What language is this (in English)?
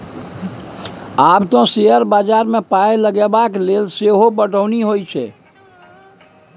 Maithili